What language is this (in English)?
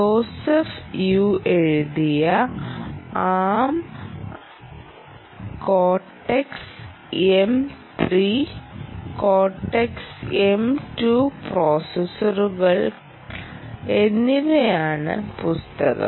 Malayalam